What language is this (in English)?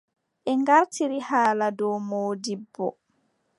Adamawa Fulfulde